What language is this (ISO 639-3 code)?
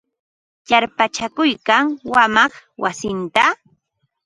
qva